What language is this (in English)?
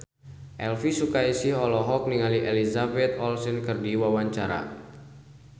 Sundanese